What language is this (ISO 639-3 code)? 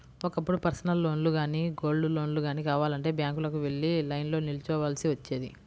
tel